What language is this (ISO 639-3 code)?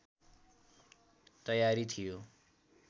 nep